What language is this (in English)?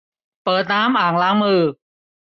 Thai